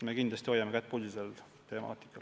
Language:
Estonian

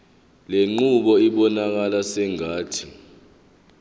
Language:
Zulu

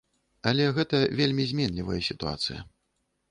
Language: Belarusian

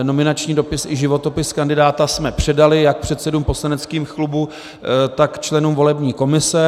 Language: Czech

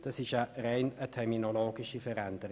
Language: Swiss German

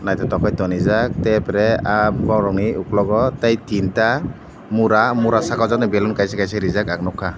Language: Kok Borok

